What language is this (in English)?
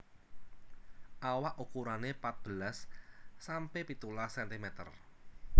Javanese